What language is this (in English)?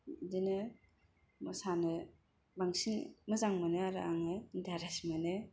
Bodo